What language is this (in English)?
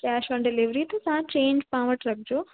Sindhi